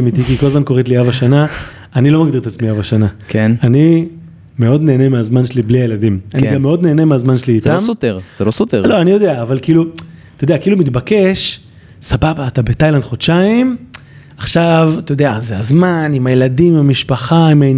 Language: Hebrew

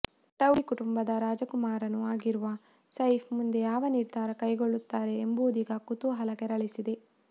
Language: Kannada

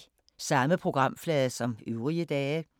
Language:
Danish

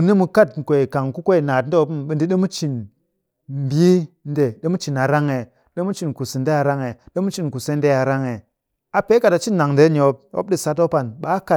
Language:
Cakfem-Mushere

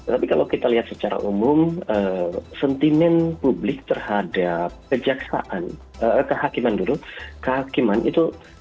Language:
Indonesian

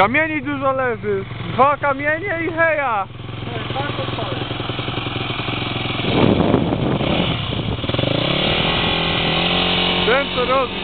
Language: Polish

